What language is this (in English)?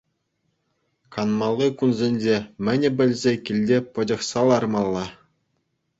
Chuvash